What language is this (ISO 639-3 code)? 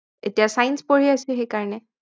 asm